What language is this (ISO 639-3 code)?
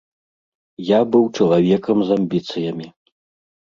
bel